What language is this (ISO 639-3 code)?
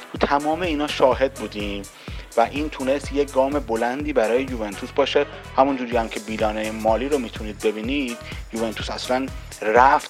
fas